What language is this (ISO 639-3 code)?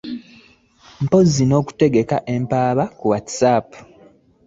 lug